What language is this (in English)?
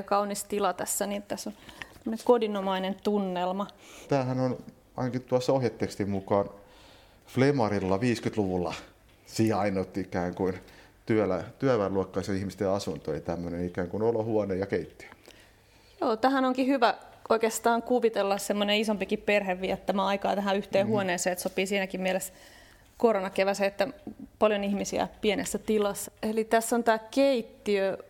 Finnish